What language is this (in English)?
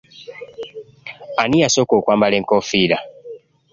Ganda